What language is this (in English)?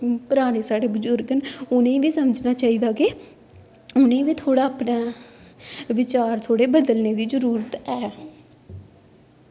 Dogri